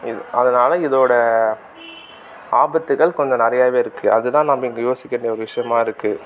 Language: Tamil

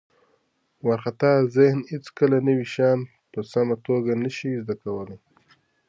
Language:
Pashto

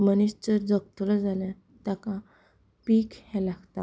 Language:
Konkani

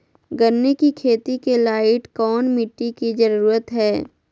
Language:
Magahi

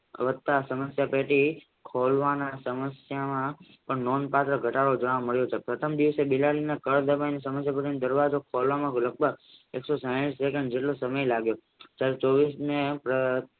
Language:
Gujarati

